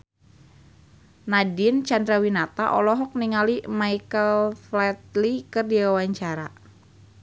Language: Sundanese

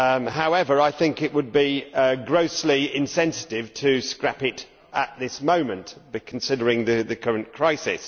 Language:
English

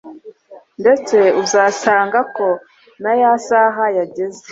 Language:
Kinyarwanda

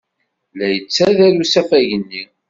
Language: Kabyle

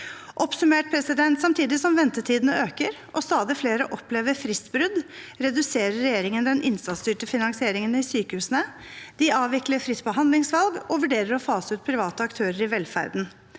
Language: Norwegian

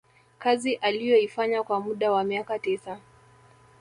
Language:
Swahili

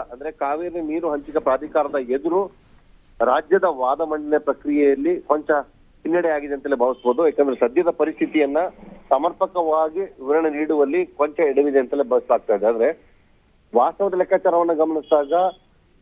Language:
Hindi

